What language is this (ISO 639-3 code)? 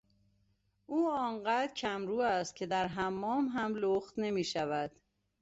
fas